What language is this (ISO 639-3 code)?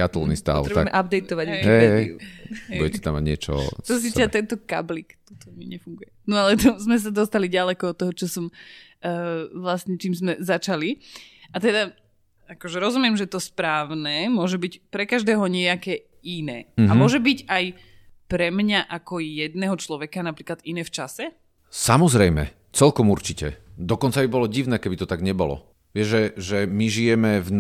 slk